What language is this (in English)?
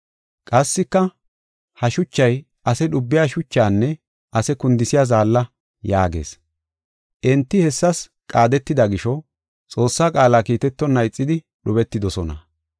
Gofa